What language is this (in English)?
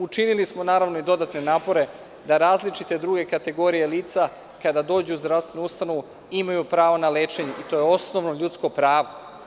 Serbian